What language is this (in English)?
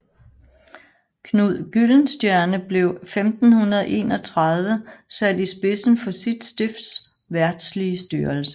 Danish